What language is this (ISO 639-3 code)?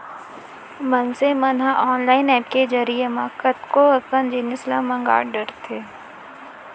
hne